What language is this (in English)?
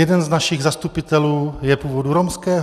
Czech